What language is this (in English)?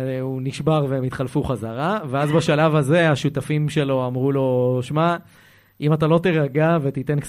Hebrew